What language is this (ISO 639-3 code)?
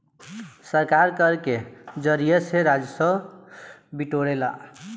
bho